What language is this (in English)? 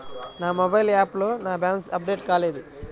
Telugu